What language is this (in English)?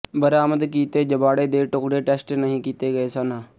Punjabi